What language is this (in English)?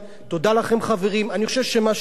Hebrew